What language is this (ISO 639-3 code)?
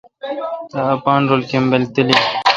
xka